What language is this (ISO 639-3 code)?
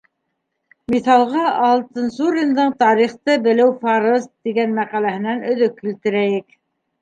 bak